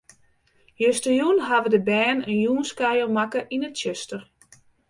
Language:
Western Frisian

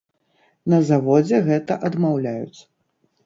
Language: Belarusian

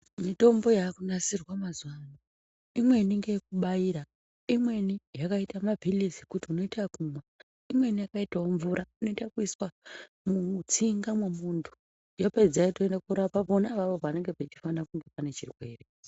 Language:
Ndau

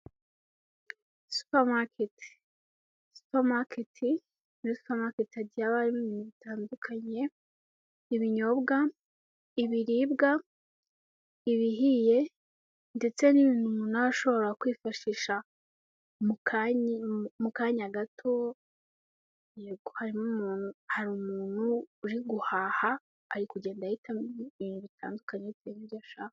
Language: Kinyarwanda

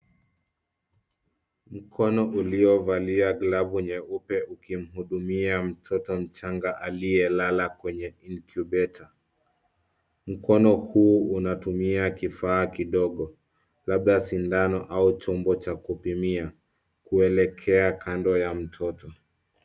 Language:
Swahili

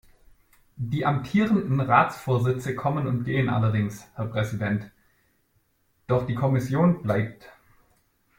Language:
German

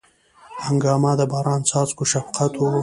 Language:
Pashto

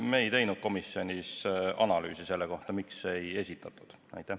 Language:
Estonian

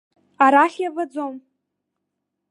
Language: Abkhazian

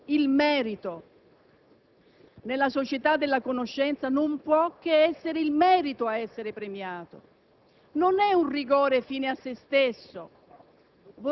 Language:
Italian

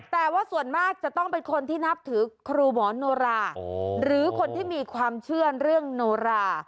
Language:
Thai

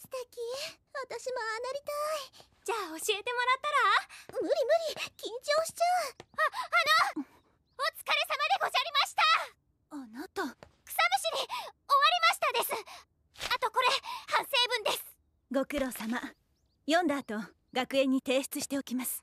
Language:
Japanese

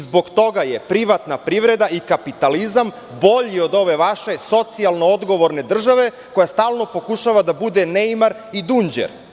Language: Serbian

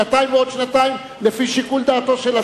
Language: Hebrew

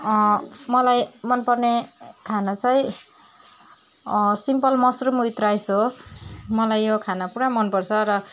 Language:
Nepali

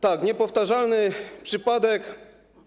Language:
Polish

